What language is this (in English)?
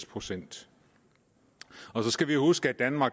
Danish